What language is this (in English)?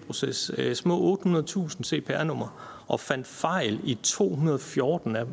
Danish